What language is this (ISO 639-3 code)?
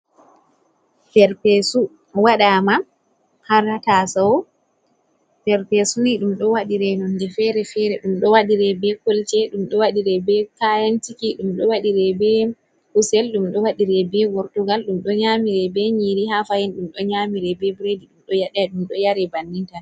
ful